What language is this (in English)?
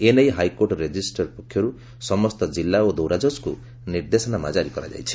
Odia